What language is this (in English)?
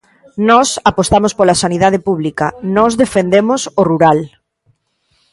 Galician